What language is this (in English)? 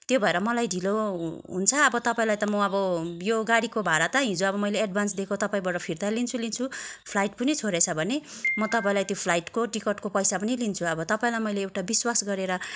Nepali